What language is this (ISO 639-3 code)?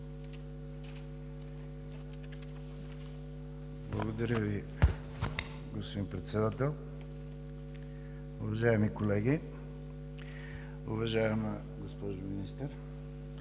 bul